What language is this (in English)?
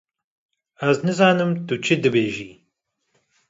Kurdish